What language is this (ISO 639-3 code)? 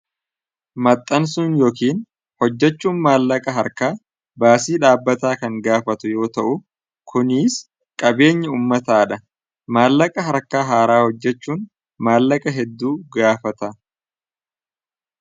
orm